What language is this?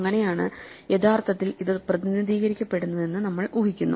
Malayalam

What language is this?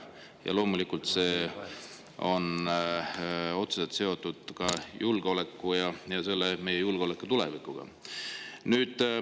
Estonian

